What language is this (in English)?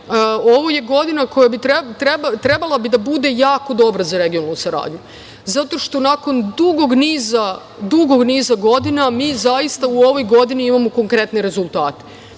Serbian